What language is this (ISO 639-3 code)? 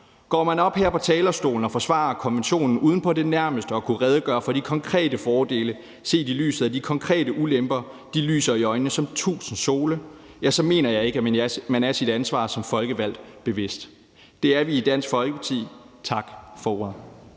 dan